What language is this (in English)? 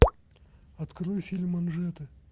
Russian